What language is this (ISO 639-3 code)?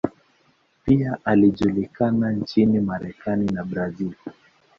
swa